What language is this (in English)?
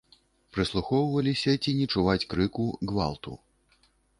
Belarusian